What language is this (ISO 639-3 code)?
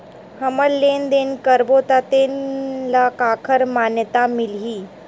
hne